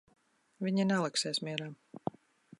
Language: Latvian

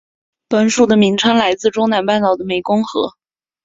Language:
Chinese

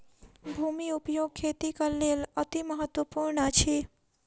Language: Maithili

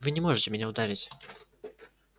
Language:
Russian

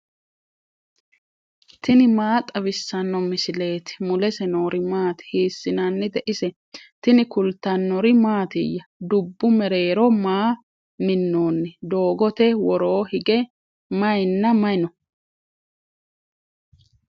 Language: Sidamo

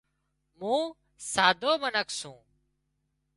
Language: Wadiyara Koli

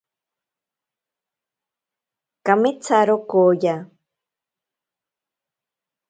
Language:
Ashéninka Perené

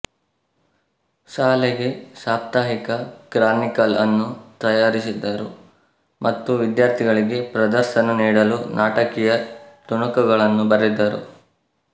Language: Kannada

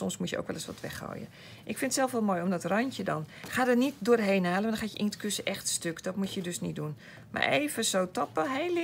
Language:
Dutch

